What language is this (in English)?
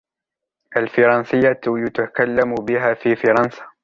Arabic